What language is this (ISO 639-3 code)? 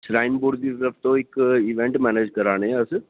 doi